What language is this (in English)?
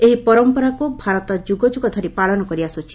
Odia